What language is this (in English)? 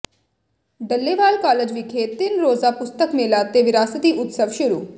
Punjabi